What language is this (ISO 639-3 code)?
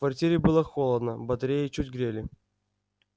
rus